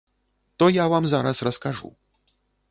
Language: Belarusian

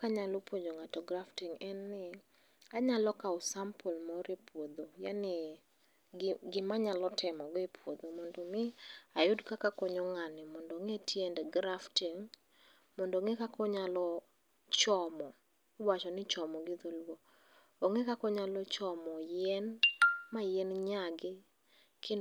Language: Luo (Kenya and Tanzania)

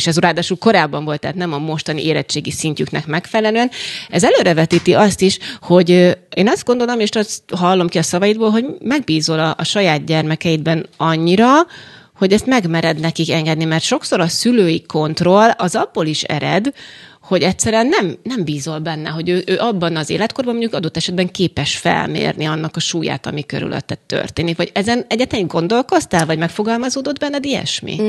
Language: Hungarian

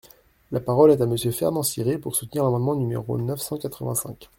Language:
French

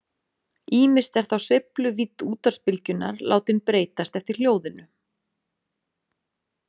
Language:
Icelandic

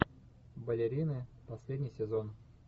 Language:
Russian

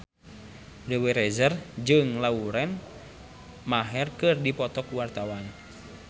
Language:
Sundanese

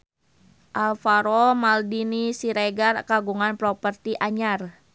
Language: Sundanese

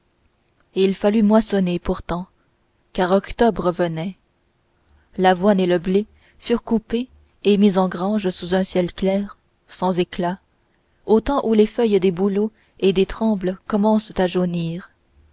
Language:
French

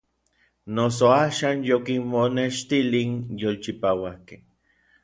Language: Orizaba Nahuatl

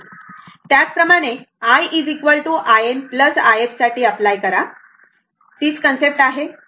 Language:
Marathi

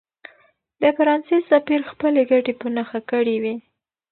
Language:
Pashto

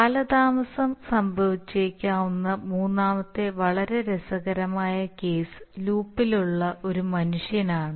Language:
Malayalam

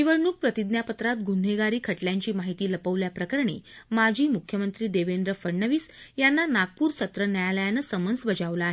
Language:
Marathi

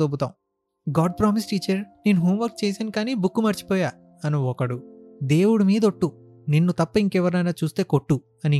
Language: Telugu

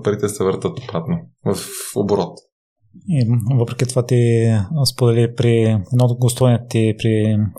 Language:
Bulgarian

